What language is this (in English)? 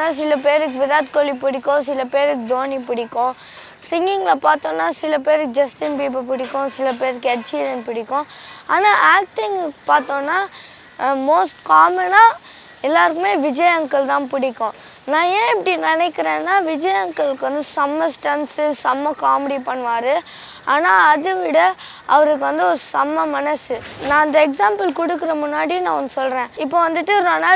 Tamil